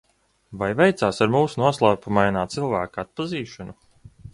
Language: Latvian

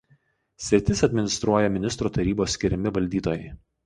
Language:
Lithuanian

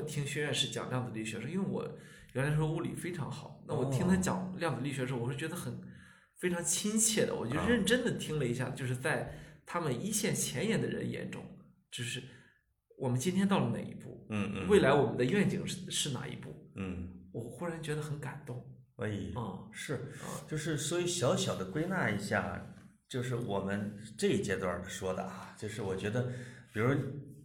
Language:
Chinese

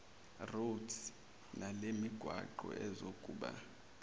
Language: Zulu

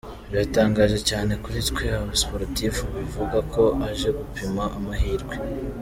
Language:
Kinyarwanda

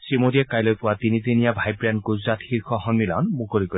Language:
Assamese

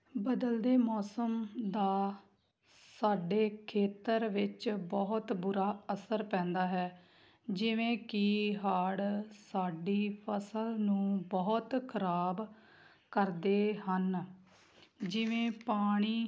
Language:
Punjabi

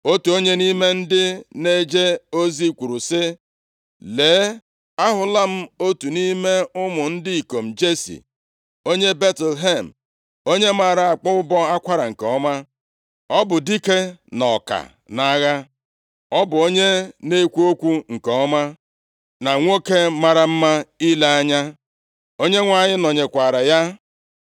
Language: Igbo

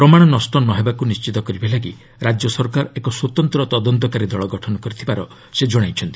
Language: Odia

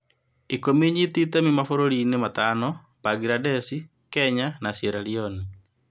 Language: Kikuyu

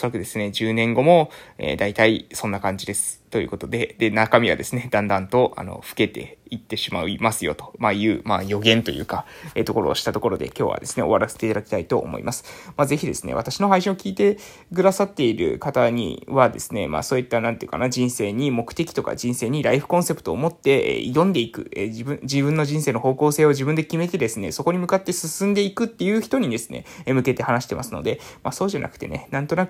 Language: Japanese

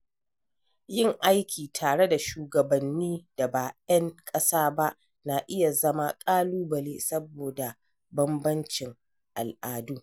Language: Hausa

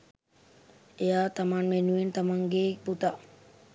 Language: Sinhala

